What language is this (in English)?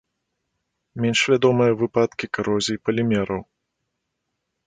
Belarusian